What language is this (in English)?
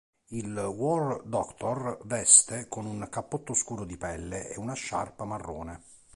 Italian